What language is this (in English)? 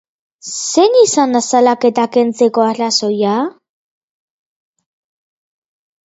Basque